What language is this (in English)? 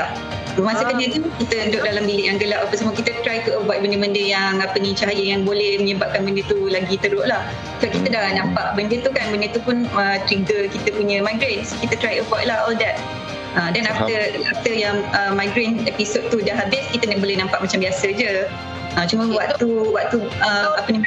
Malay